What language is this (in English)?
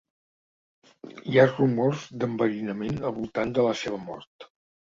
Catalan